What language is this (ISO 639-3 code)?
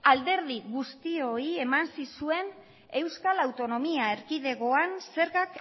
eus